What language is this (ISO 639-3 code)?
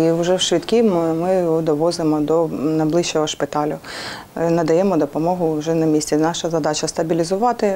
ukr